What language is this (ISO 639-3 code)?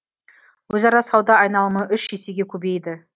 kaz